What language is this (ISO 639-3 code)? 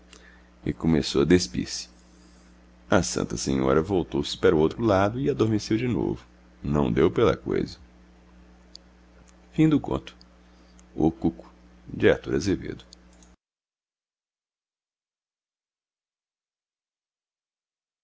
por